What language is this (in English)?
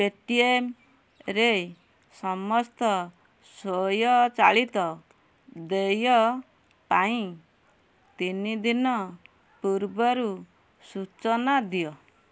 Odia